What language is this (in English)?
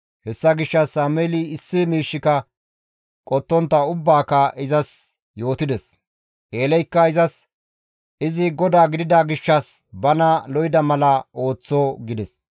Gamo